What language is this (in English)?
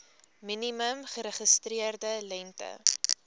Afrikaans